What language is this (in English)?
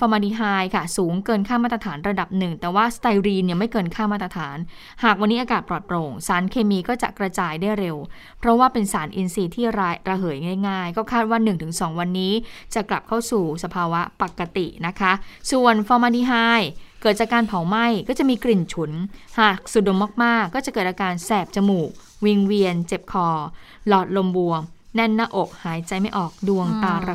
Thai